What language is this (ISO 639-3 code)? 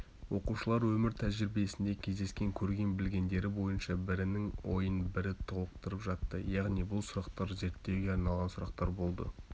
kaz